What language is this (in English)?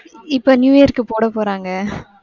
Tamil